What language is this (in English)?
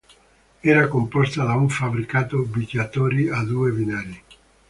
Italian